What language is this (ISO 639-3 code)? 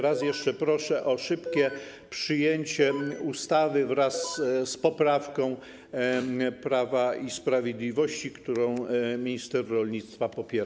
pol